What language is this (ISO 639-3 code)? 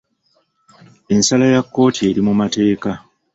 lug